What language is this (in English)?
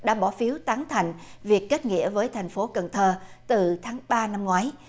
Vietnamese